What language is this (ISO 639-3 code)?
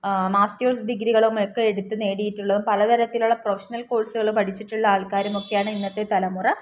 mal